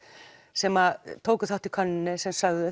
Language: Icelandic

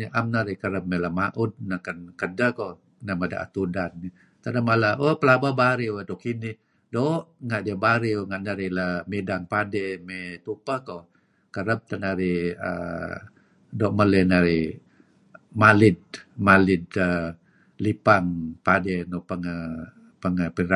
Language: Kelabit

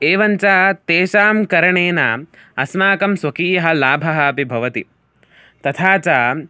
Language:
Sanskrit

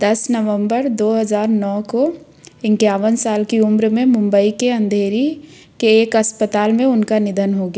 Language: Hindi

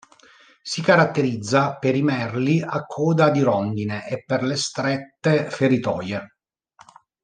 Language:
Italian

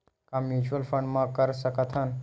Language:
Chhattisgarhi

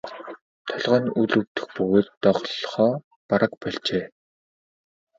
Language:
Mongolian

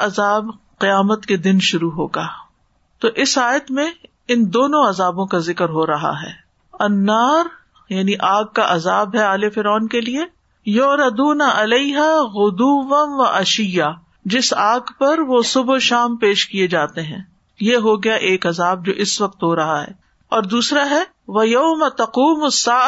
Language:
Urdu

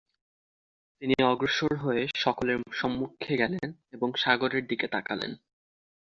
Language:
Bangla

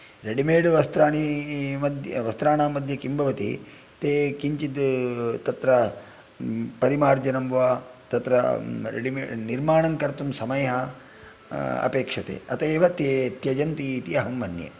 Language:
Sanskrit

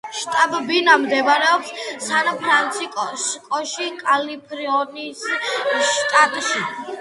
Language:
Georgian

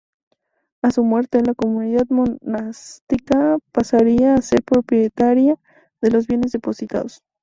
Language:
Spanish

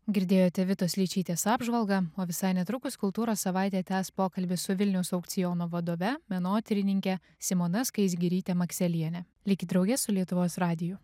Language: Lithuanian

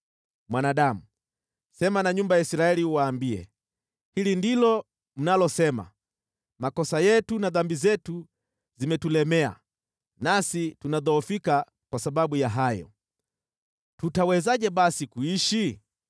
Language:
Swahili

